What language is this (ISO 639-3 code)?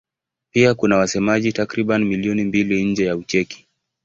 swa